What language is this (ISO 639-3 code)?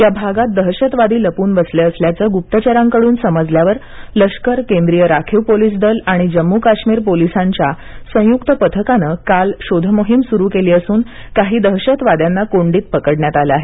mar